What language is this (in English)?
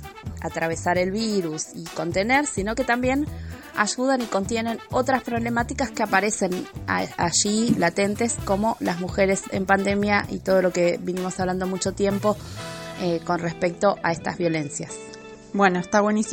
Spanish